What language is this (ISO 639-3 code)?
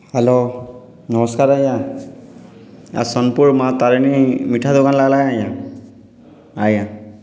ori